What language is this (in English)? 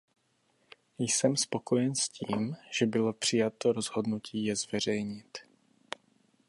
Czech